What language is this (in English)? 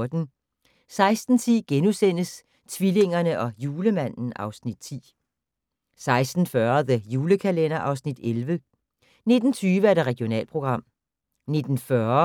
Danish